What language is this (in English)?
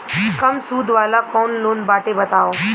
Bhojpuri